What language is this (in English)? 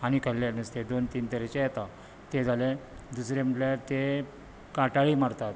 Konkani